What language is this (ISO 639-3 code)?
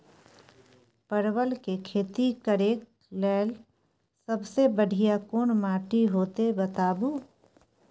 mai